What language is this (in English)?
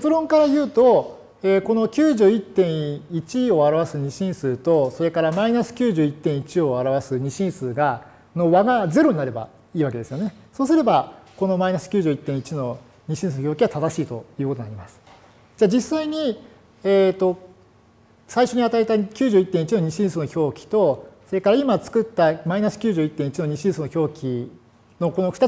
Japanese